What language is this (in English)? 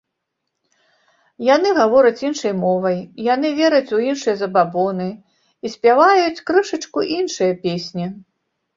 Belarusian